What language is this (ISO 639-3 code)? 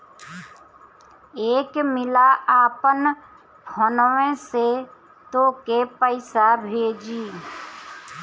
bho